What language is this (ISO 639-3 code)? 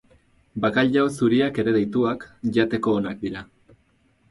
eus